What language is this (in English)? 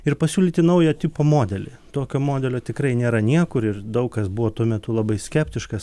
Lithuanian